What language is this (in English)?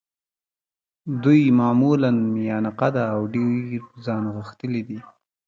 Pashto